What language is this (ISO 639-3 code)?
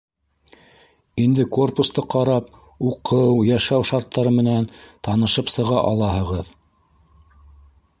bak